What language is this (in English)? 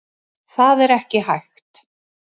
Icelandic